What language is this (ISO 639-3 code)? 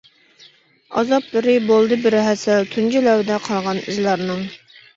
uig